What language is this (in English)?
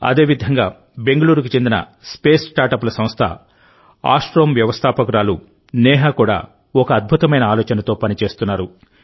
Telugu